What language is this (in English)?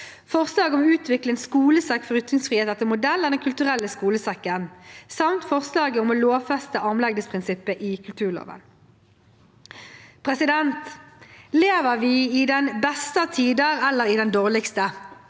Norwegian